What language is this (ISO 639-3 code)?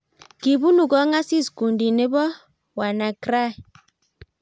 kln